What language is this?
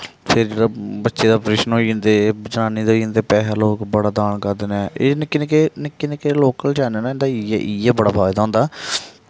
Dogri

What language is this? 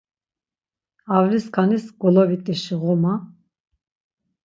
Laz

